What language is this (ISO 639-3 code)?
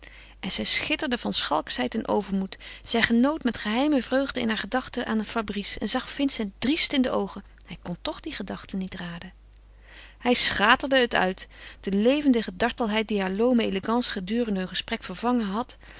nld